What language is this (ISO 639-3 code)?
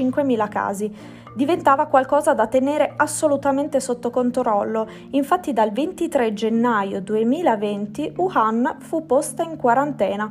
ita